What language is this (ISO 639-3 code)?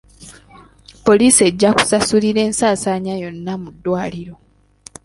lug